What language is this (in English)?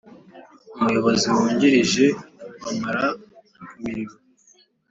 Kinyarwanda